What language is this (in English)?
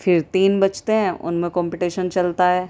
Urdu